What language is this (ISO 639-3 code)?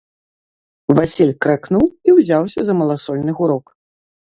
bel